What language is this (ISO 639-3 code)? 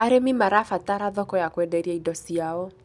kik